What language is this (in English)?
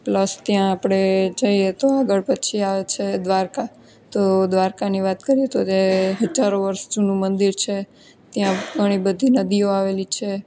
Gujarati